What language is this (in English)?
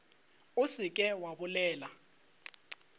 Northern Sotho